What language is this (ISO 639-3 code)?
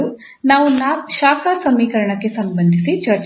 kan